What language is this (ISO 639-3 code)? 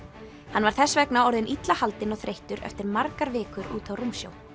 isl